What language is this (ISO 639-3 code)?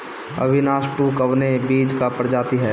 bho